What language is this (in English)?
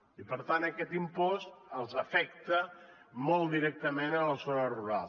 Catalan